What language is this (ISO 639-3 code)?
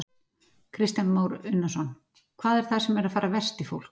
isl